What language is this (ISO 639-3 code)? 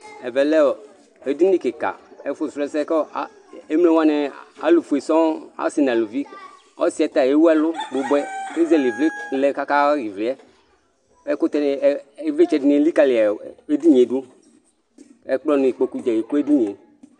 kpo